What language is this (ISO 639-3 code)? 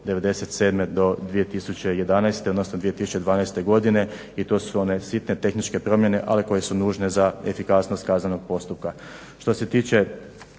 hrv